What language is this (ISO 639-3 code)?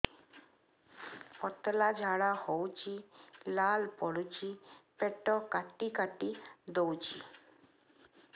ori